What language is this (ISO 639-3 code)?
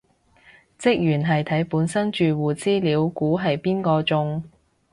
yue